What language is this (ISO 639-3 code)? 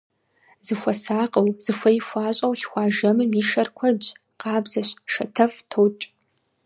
kbd